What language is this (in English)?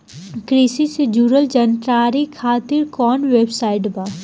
Bhojpuri